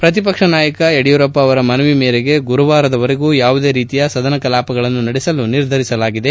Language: Kannada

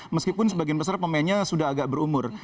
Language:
Indonesian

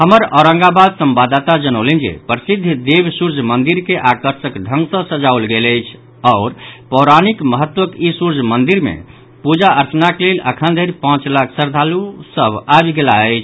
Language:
Maithili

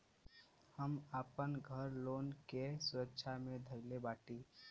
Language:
Bhojpuri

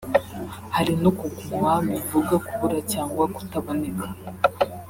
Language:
Kinyarwanda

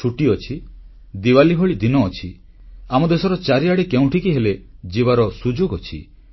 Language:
Odia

